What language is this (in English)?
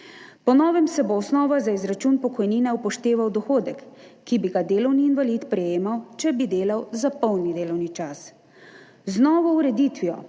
Slovenian